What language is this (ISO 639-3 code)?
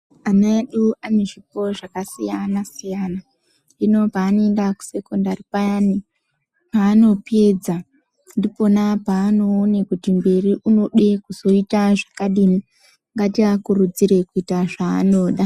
ndc